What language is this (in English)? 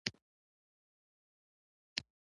Pashto